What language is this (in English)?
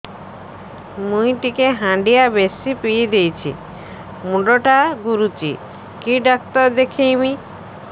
Odia